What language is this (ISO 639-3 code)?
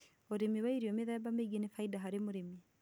kik